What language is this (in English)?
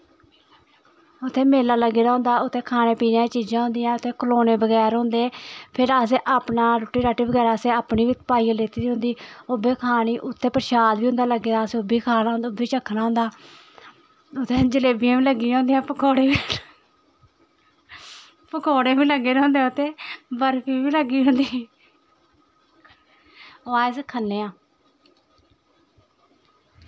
Dogri